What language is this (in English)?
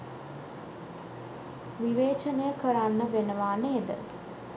Sinhala